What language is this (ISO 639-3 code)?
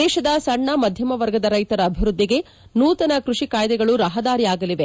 kan